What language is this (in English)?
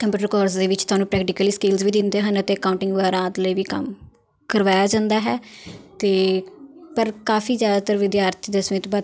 Punjabi